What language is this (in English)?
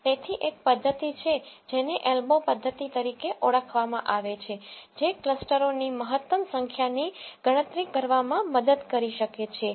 Gujarati